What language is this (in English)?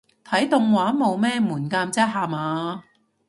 Cantonese